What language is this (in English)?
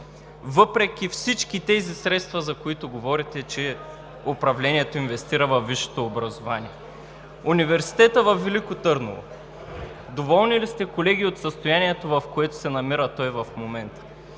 Bulgarian